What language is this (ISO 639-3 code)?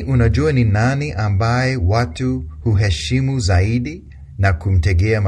swa